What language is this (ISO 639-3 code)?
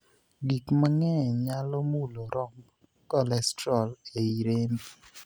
luo